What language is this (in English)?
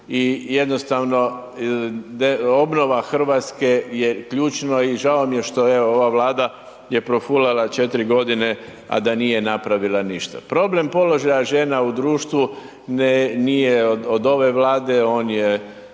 Croatian